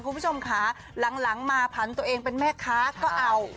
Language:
Thai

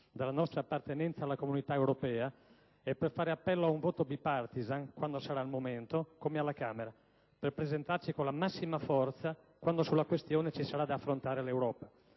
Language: Italian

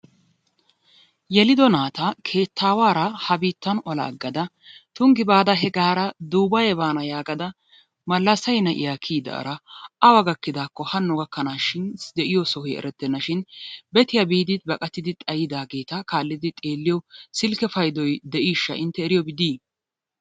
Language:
Wolaytta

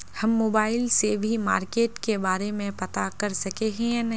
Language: Magahi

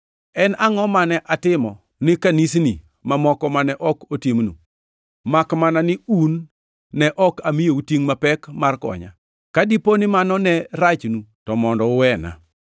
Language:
Luo (Kenya and Tanzania)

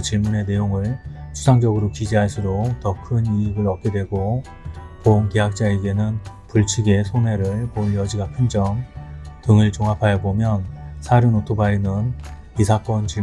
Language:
Korean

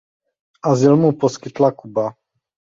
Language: Czech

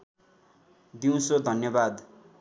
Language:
Nepali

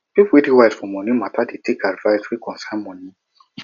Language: Nigerian Pidgin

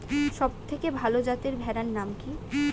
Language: Bangla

